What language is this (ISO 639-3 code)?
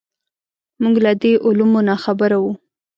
pus